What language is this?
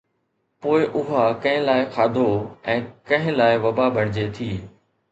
Sindhi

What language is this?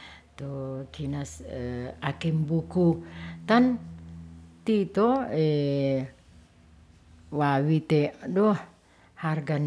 Ratahan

